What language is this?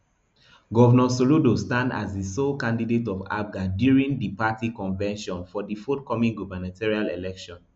Nigerian Pidgin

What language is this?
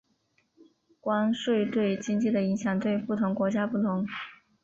Chinese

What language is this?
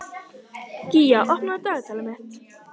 Icelandic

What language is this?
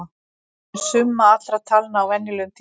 Icelandic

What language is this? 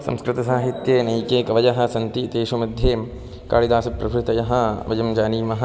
Sanskrit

